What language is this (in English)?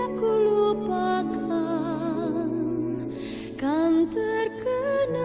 Indonesian